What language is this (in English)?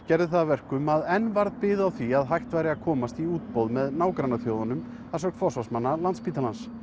Icelandic